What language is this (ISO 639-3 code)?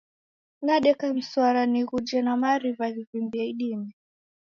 dav